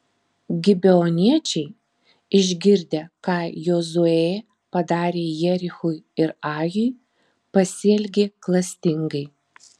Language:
Lithuanian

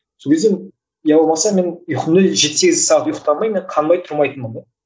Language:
Kazakh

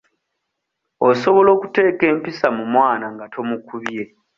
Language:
Ganda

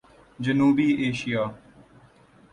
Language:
Urdu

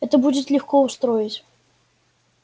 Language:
Russian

